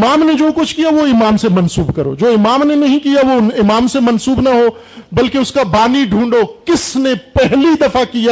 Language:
Urdu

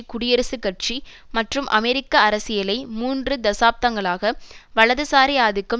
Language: Tamil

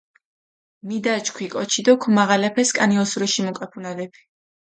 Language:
Mingrelian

